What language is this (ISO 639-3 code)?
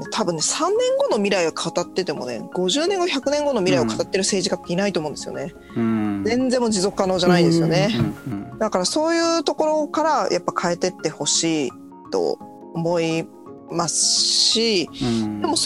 jpn